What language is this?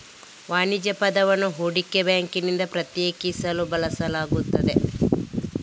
Kannada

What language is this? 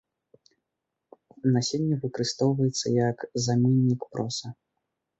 Belarusian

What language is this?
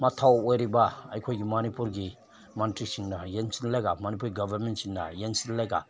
Manipuri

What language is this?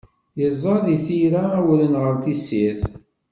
Kabyle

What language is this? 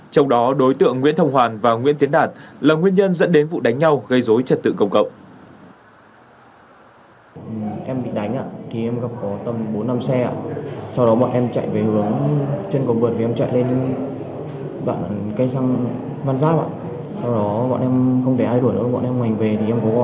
Vietnamese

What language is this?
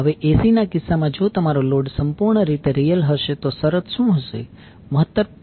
Gujarati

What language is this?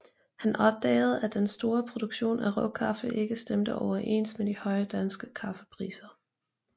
Danish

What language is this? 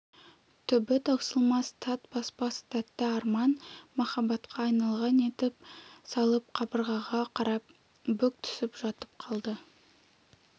Kazakh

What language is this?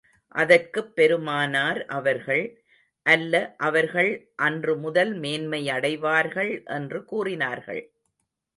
Tamil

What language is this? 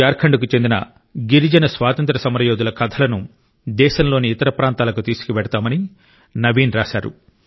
Telugu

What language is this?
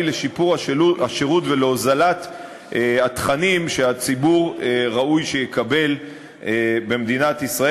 Hebrew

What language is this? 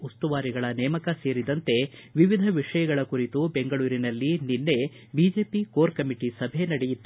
Kannada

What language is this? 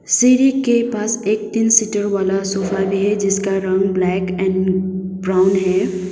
Hindi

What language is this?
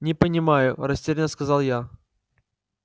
Russian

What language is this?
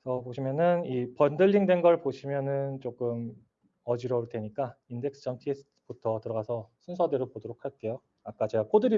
Korean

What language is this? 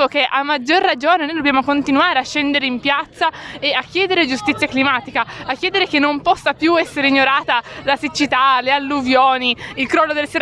Italian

